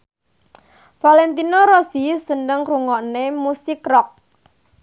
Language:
Javanese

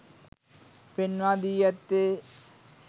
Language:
Sinhala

